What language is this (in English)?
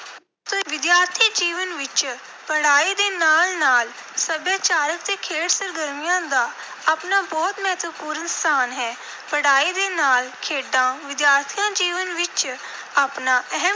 Punjabi